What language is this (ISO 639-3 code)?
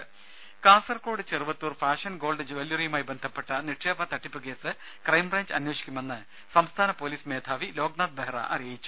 mal